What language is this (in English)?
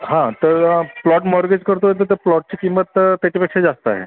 Marathi